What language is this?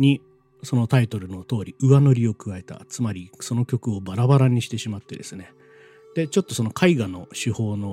Japanese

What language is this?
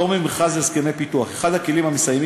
Hebrew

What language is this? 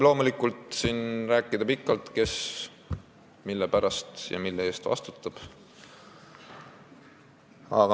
Estonian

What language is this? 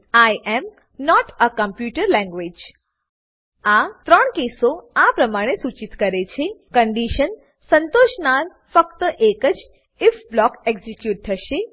Gujarati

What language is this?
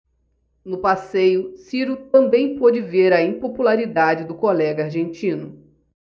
Portuguese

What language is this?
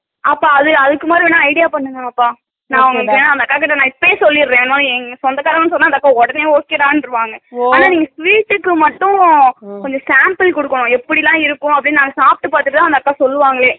Tamil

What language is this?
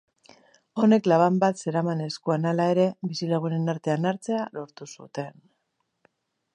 Basque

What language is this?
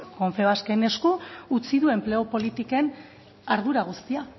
Basque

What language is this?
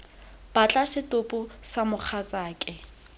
Tswana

